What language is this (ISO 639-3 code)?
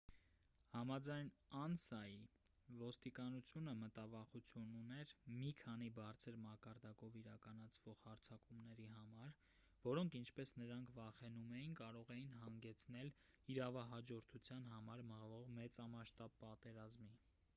hye